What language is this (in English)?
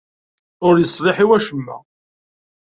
Kabyle